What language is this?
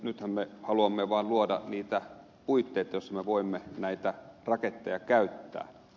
Finnish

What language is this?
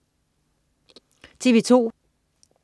Danish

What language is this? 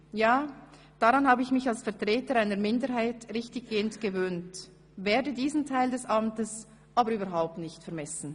Swiss German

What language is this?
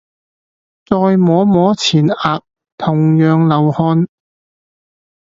Cantonese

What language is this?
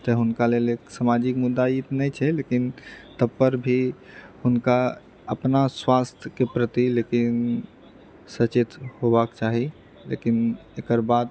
Maithili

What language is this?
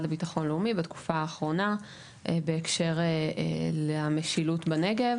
Hebrew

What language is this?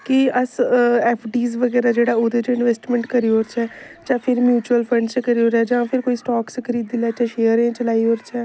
Dogri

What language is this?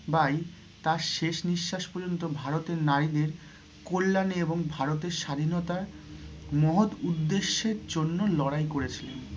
Bangla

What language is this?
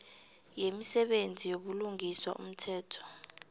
South Ndebele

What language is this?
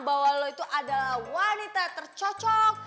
Indonesian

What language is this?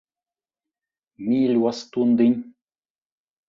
Latvian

